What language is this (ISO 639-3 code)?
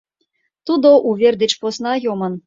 chm